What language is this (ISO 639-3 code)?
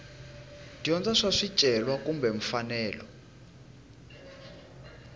tso